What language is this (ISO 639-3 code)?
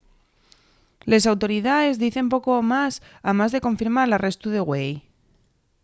ast